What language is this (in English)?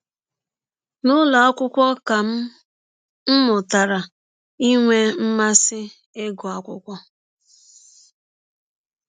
Igbo